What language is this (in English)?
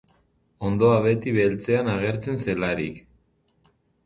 Basque